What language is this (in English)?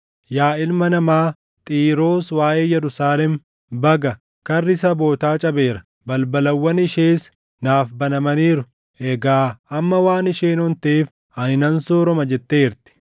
Oromo